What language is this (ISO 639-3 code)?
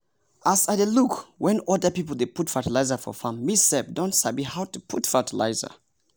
pcm